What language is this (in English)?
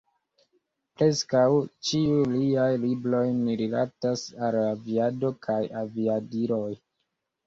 Esperanto